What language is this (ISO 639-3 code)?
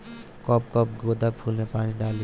bho